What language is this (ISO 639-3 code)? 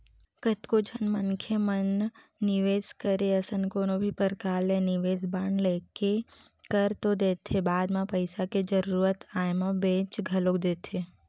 hne